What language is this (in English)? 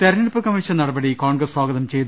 Malayalam